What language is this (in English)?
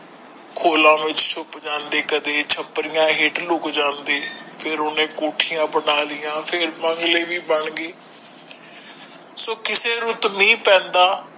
Punjabi